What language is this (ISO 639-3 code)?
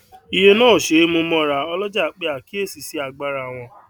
yor